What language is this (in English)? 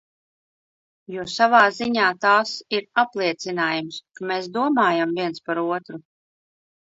Latvian